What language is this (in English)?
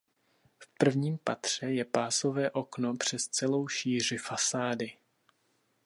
Czech